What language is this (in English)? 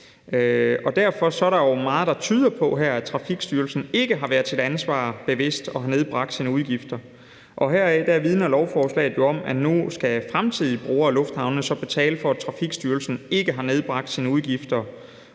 Danish